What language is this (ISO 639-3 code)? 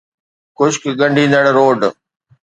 snd